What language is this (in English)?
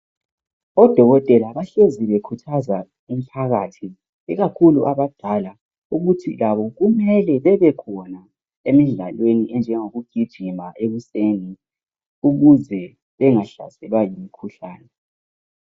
North Ndebele